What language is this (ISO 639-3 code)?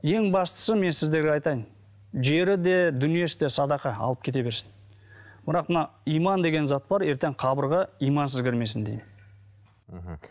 kaz